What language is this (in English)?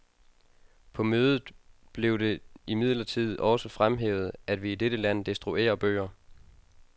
Danish